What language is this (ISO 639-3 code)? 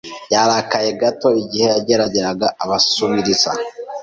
kin